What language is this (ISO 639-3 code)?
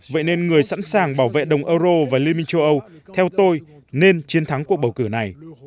vie